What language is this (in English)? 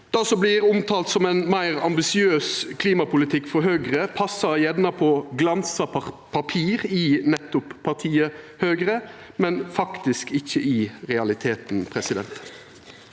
Norwegian